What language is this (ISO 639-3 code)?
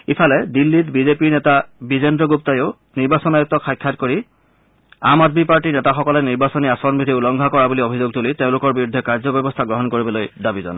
asm